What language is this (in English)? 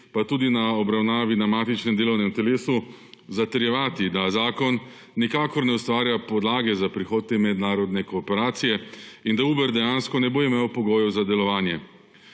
Slovenian